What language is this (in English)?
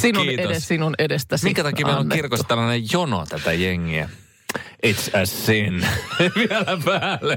Finnish